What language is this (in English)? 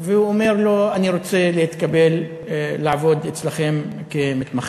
Hebrew